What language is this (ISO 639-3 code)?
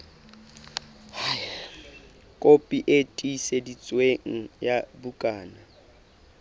sot